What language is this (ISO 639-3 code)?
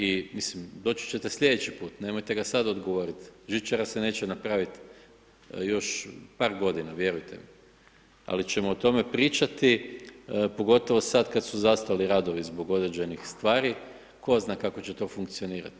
hrv